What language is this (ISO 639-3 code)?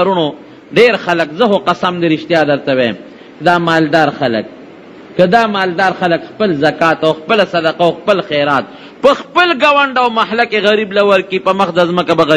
ara